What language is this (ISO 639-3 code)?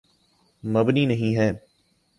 urd